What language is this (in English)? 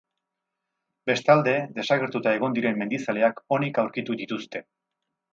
Basque